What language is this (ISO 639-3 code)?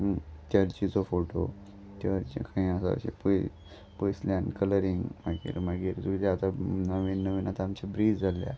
kok